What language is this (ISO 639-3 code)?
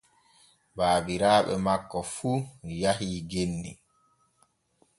fue